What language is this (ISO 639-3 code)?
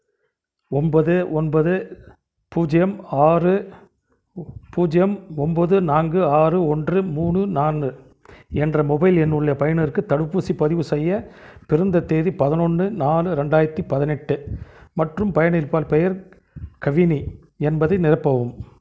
tam